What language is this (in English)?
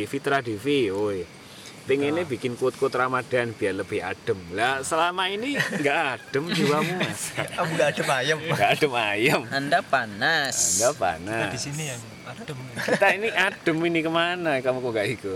Indonesian